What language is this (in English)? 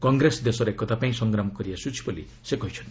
Odia